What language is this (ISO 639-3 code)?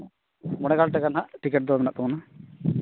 sat